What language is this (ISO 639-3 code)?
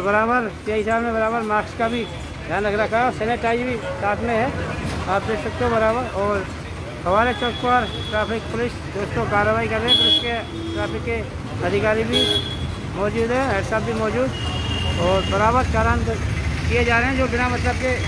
hin